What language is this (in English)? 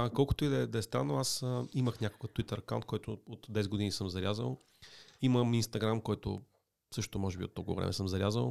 Bulgarian